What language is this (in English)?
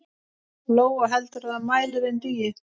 Icelandic